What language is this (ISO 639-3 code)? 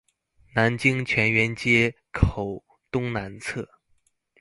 zho